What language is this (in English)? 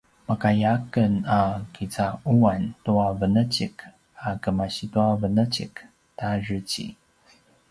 Paiwan